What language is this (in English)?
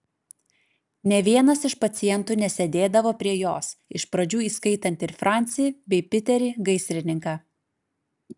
Lithuanian